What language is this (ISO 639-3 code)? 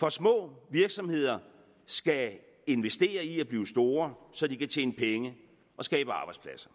dan